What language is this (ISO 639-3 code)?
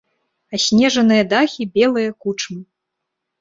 bel